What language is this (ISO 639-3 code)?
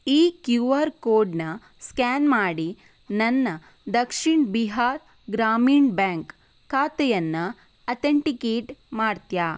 kan